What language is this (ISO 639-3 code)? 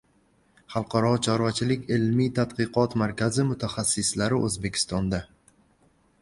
uzb